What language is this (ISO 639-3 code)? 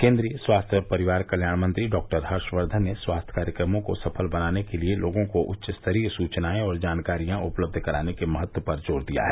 hin